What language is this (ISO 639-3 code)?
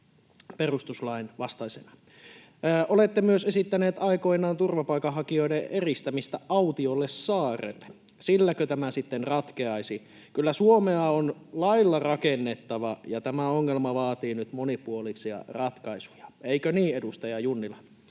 fin